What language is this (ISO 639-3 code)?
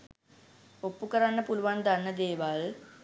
sin